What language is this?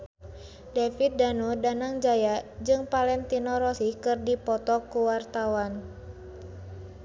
Sundanese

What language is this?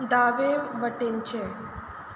Konkani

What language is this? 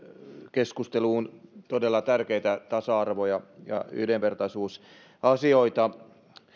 Finnish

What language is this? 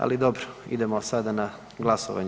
Croatian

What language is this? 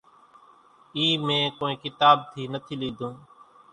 Kachi Koli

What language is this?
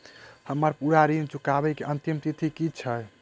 Maithili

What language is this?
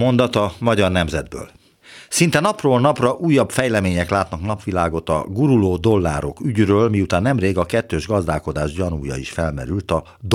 Hungarian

